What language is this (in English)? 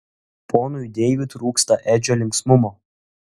Lithuanian